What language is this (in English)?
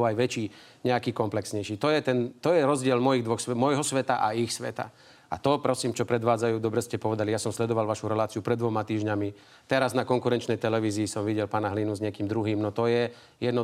Slovak